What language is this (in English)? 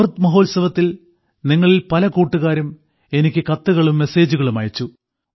Malayalam